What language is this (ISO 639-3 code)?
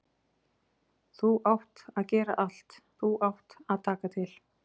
isl